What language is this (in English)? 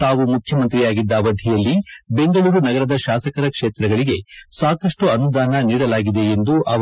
Kannada